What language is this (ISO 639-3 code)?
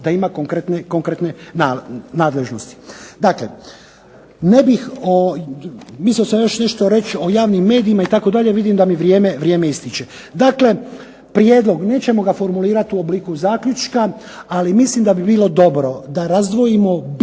hrv